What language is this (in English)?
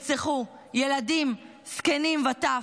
Hebrew